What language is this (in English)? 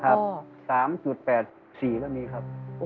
Thai